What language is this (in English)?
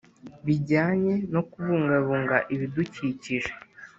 Kinyarwanda